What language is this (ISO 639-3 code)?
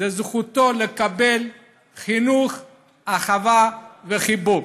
heb